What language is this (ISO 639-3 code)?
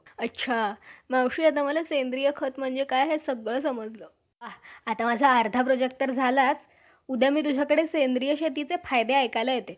mar